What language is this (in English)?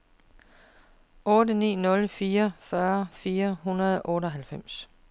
Danish